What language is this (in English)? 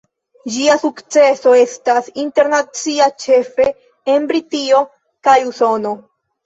Esperanto